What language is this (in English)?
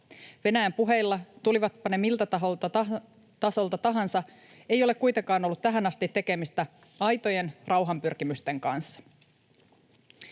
Finnish